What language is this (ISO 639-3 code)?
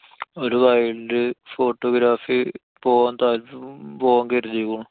mal